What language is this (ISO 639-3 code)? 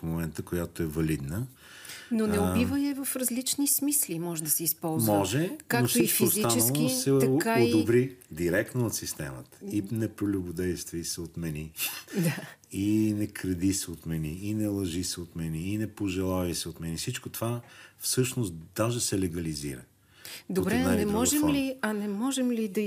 bul